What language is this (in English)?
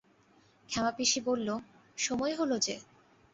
Bangla